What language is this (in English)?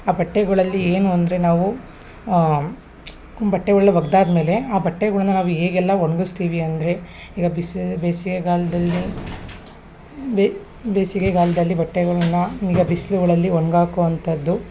Kannada